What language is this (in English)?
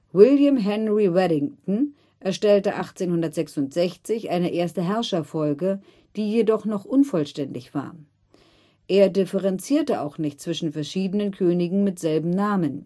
German